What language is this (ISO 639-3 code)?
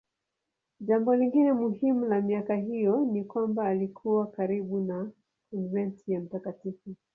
swa